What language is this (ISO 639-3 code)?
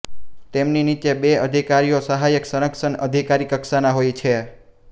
guj